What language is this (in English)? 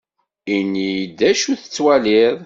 Kabyle